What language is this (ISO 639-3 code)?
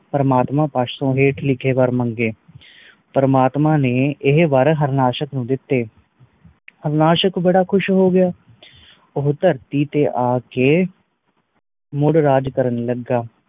pan